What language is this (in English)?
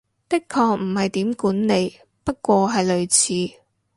Cantonese